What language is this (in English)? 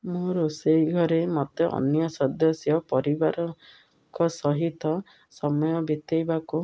Odia